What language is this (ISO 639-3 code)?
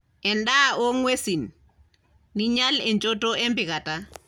mas